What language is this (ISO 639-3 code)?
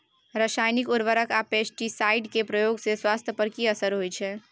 mai